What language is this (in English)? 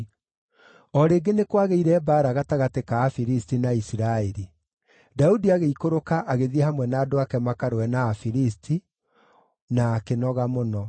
Kikuyu